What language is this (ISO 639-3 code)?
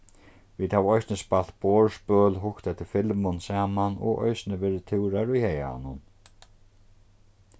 fao